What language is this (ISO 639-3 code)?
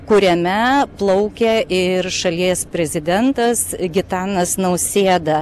lit